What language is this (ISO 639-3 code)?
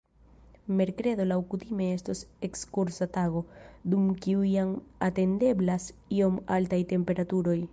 epo